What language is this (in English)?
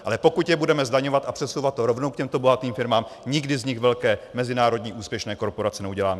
Czech